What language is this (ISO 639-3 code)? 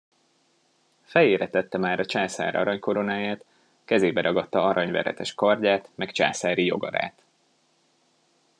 hun